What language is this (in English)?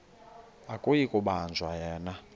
Xhosa